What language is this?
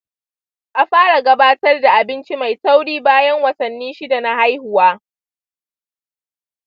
Hausa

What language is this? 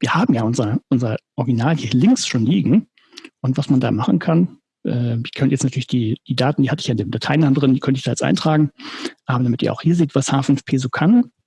German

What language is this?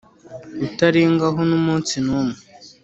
Kinyarwanda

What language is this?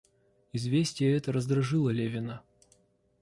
Russian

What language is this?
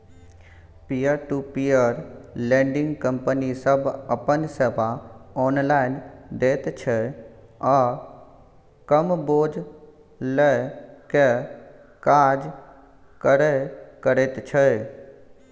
Maithili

